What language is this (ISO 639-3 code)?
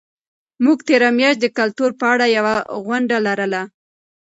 pus